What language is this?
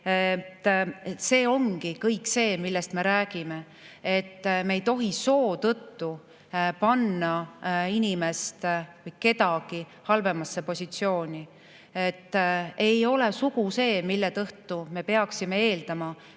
Estonian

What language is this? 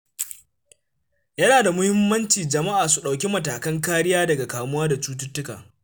Hausa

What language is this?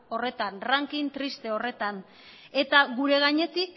Basque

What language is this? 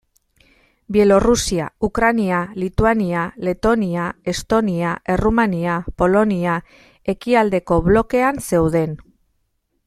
Basque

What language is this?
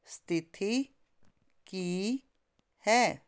Punjabi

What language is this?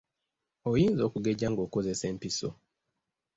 Ganda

